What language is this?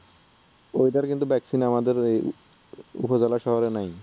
Bangla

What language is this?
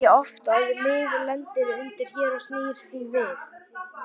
Icelandic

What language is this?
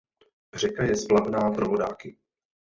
Czech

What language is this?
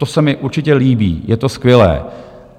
Czech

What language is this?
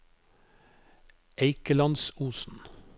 Norwegian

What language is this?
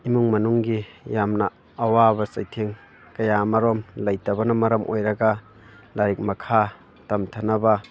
Manipuri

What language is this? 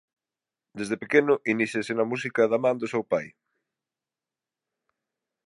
Galician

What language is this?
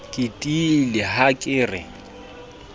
Southern Sotho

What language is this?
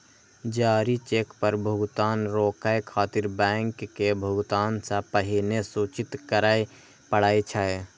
Maithili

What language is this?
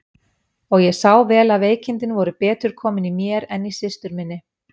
Icelandic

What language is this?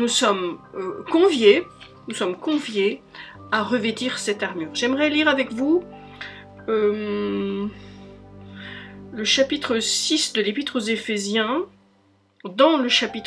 French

